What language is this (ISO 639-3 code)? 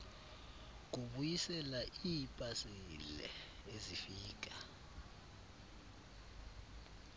xho